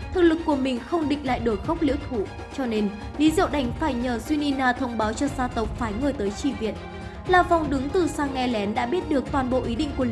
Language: Vietnamese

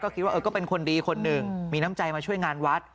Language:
Thai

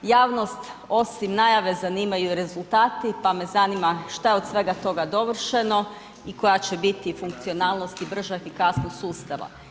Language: Croatian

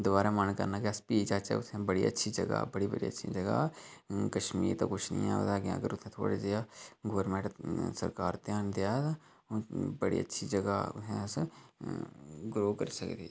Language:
Dogri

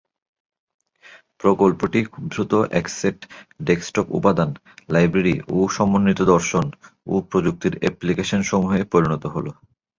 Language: Bangla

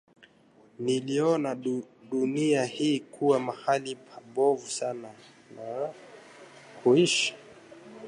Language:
Swahili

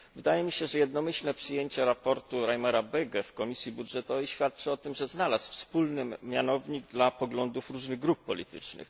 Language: Polish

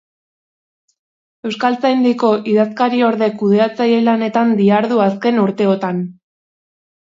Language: Basque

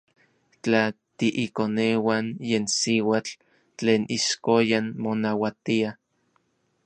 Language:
Orizaba Nahuatl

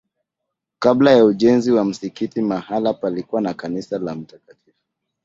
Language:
Swahili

